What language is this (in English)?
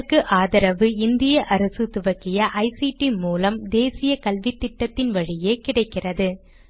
Tamil